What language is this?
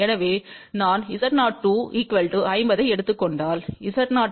Tamil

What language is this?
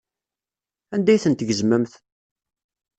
Kabyle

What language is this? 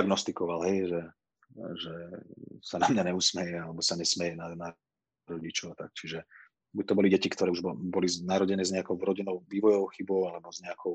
Slovak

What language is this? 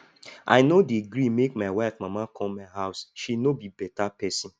Nigerian Pidgin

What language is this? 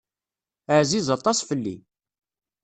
Kabyle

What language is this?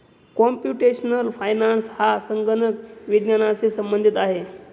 Marathi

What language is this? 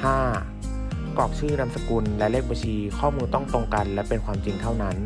Thai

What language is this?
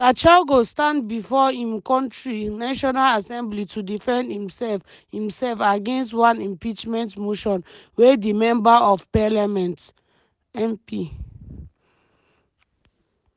Nigerian Pidgin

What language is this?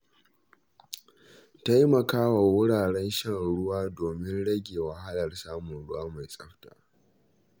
Hausa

